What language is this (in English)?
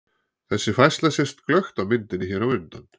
Icelandic